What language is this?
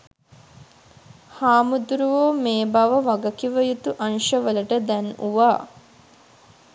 Sinhala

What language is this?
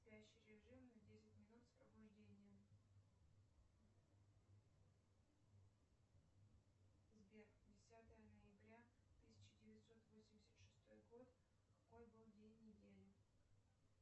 Russian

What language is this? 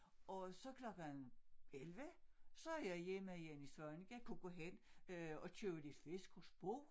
Danish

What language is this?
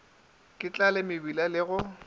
Northern Sotho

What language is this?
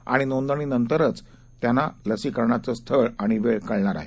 Marathi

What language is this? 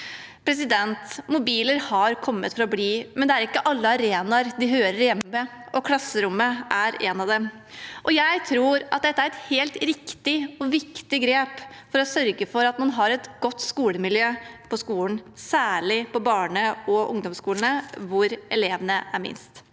Norwegian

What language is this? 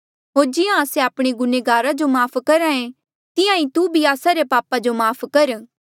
Mandeali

